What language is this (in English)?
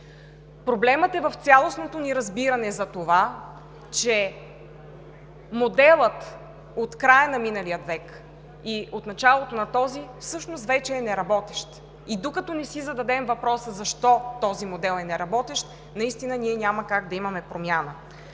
Bulgarian